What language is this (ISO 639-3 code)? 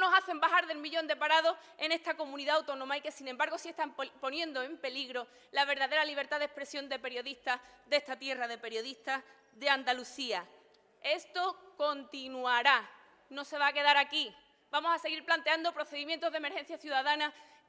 spa